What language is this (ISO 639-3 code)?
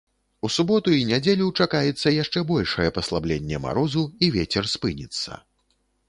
bel